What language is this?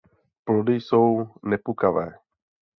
Czech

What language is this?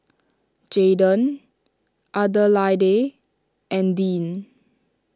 English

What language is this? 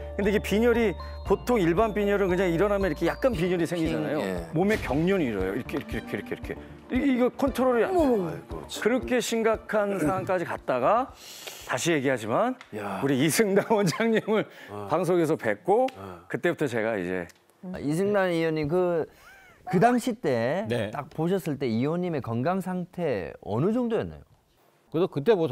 Korean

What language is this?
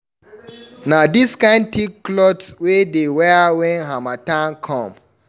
Nigerian Pidgin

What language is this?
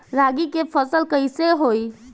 Bhojpuri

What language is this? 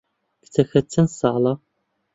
Central Kurdish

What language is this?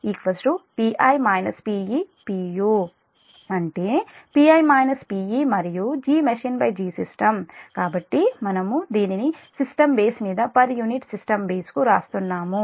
Telugu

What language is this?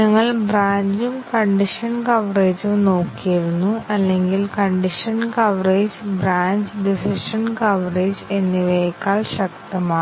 Malayalam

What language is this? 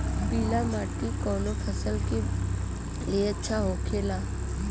Bhojpuri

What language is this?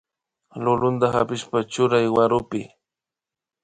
Imbabura Highland Quichua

